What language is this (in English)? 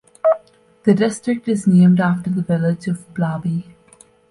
English